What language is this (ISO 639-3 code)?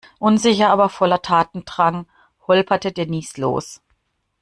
deu